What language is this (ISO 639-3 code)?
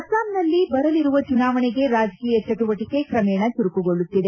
kan